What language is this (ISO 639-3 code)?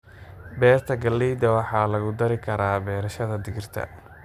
som